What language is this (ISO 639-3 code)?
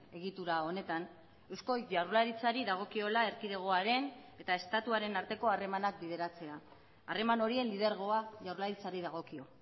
eus